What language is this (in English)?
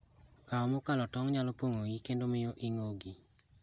Luo (Kenya and Tanzania)